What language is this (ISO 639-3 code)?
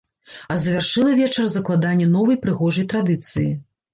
bel